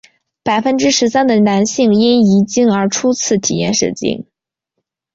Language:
Chinese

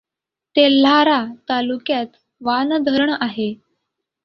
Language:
Marathi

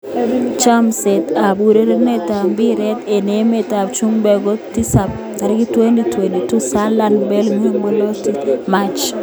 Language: Kalenjin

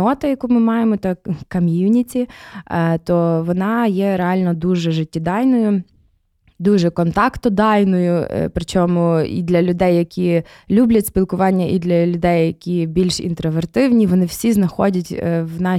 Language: Ukrainian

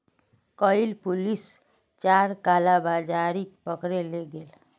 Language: Magahi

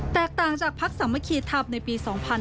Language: Thai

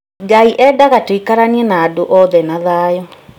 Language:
Kikuyu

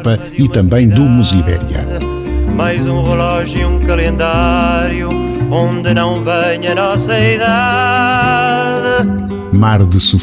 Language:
Portuguese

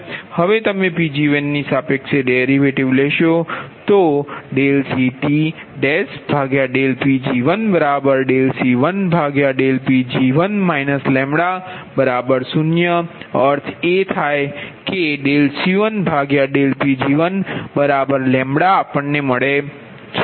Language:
Gujarati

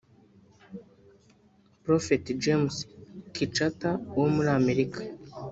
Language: Kinyarwanda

